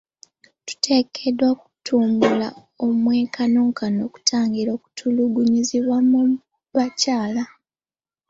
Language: Ganda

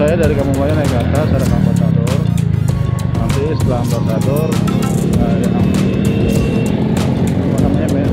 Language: Indonesian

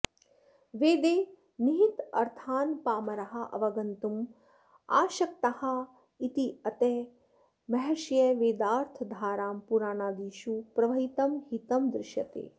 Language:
Sanskrit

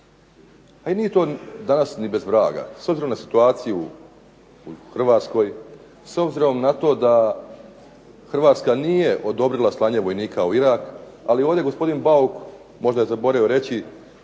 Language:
Croatian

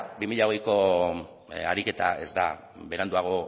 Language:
Basque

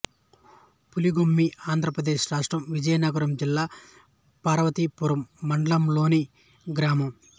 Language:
Telugu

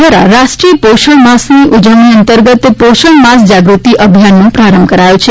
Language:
Gujarati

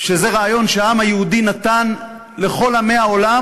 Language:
Hebrew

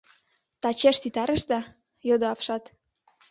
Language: Mari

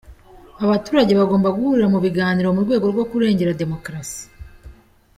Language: Kinyarwanda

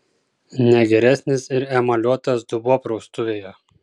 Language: Lithuanian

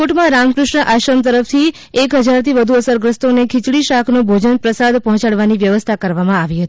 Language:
Gujarati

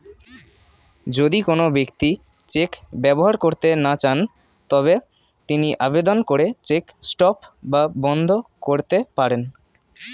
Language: Bangla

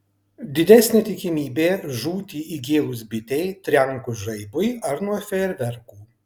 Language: Lithuanian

